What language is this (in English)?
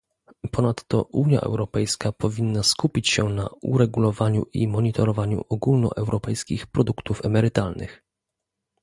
Polish